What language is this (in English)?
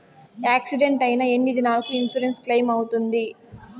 Telugu